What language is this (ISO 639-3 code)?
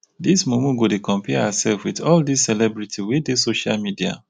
pcm